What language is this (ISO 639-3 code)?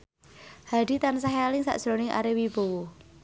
jav